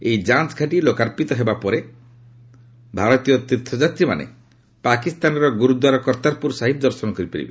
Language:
Odia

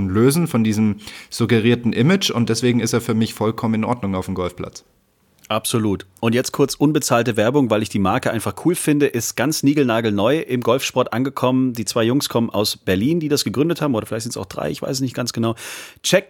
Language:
German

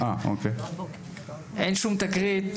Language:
Hebrew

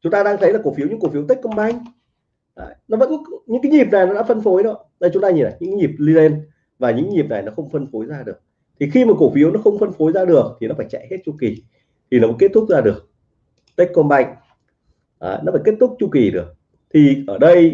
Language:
Vietnamese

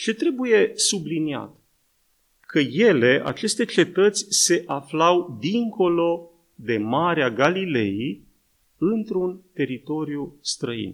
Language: Romanian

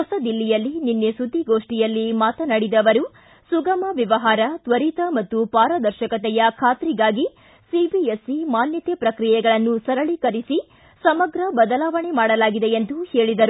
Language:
Kannada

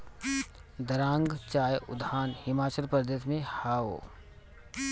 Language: Bhojpuri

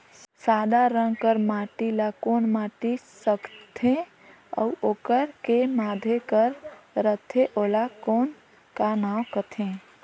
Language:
Chhattisgarhi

